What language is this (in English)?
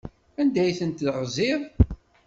Kabyle